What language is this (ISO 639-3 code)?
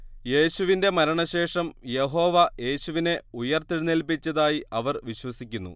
mal